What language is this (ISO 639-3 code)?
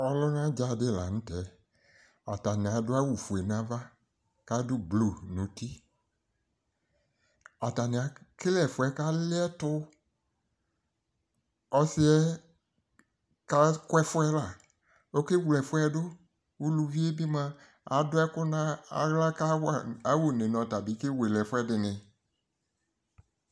kpo